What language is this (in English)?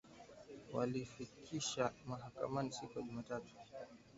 Swahili